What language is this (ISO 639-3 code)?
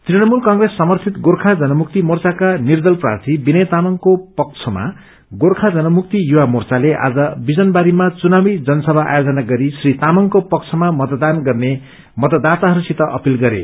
nep